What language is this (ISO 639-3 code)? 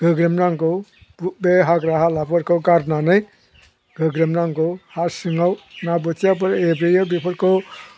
brx